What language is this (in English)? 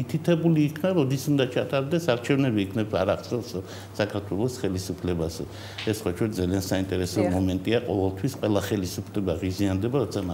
Romanian